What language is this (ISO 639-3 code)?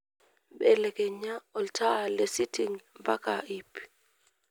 mas